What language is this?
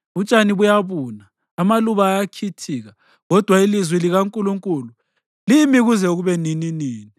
North Ndebele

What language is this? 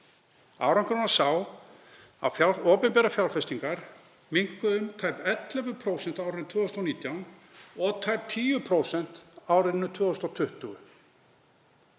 Icelandic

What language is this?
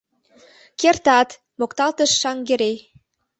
Mari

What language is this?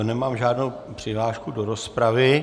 Czech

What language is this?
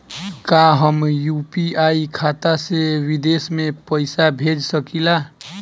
Bhojpuri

